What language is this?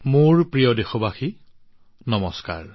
Assamese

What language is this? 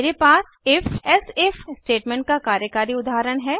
Hindi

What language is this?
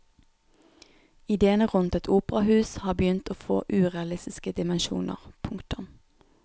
Norwegian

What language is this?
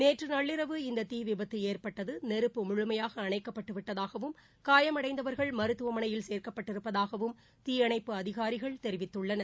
Tamil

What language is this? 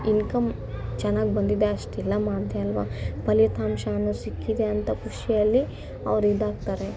Kannada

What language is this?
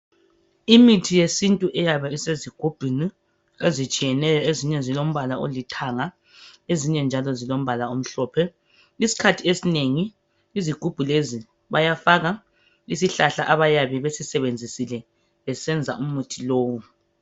North Ndebele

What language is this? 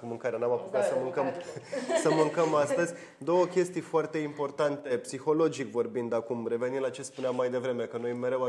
Romanian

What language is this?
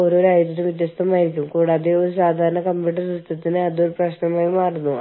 Malayalam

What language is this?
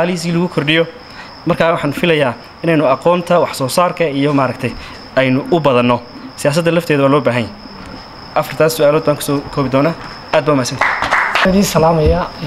Arabic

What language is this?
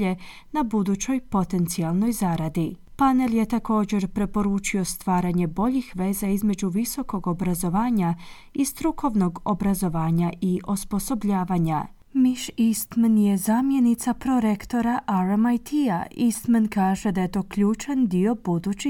Croatian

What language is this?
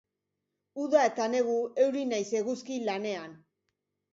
Basque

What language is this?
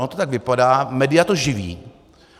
Czech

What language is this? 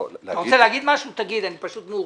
Hebrew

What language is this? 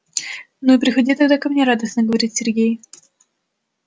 Russian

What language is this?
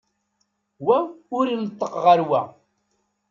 Kabyle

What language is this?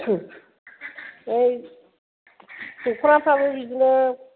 Bodo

